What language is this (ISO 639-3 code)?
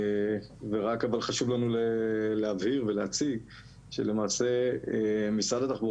heb